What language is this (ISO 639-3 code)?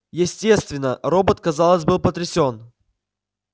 rus